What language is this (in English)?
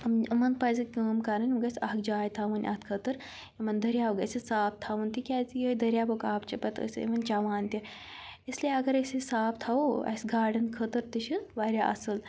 Kashmiri